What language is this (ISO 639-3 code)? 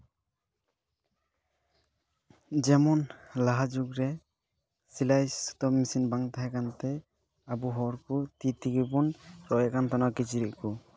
sat